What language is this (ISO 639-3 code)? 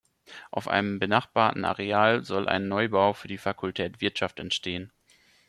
deu